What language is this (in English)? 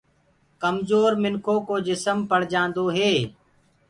Gurgula